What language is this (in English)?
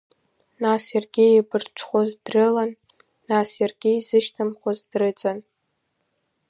Abkhazian